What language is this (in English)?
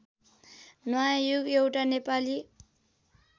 Nepali